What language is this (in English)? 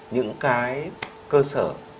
Vietnamese